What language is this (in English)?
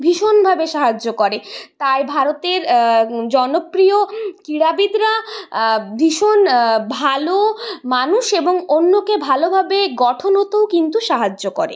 Bangla